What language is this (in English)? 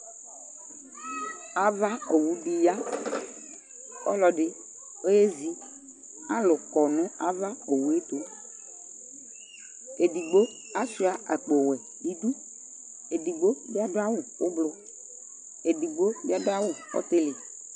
Ikposo